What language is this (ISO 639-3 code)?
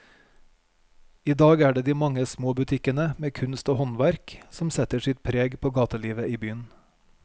nor